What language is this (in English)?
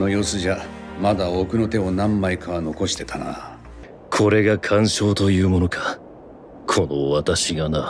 Japanese